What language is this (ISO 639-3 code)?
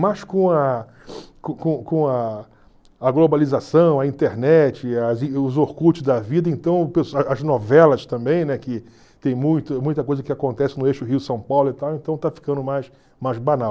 por